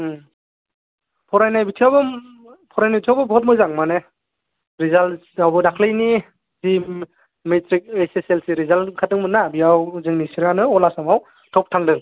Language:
Bodo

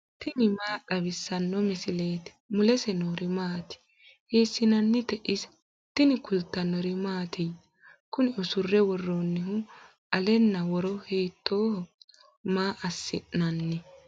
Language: Sidamo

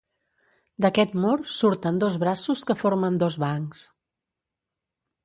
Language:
Catalan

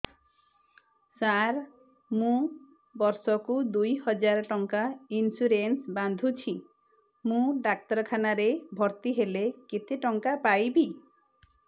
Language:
Odia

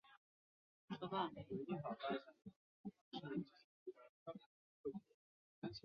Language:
Chinese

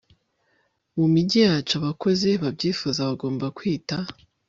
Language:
Kinyarwanda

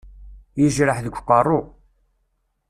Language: Kabyle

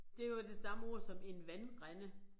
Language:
Danish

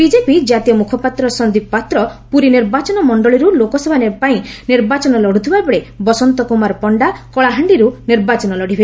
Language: Odia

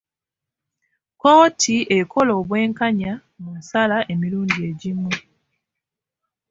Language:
Ganda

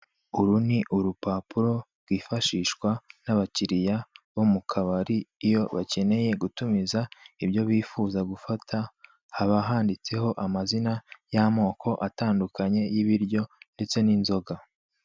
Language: Kinyarwanda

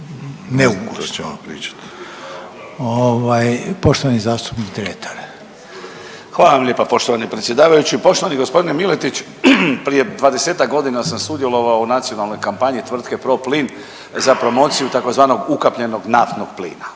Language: Croatian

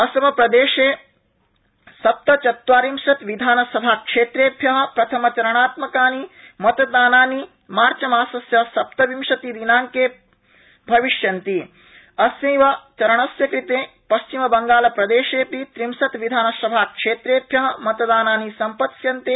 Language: Sanskrit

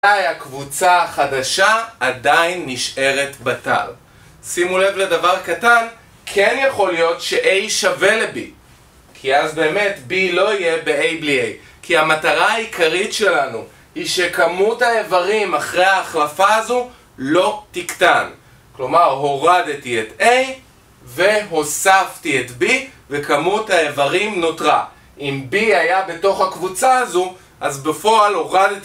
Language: Hebrew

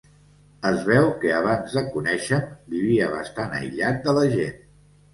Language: Catalan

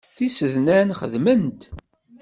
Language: Kabyle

